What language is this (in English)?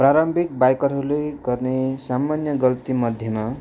Nepali